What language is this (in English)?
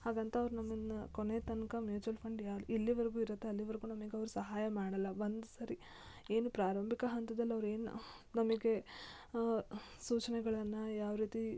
Kannada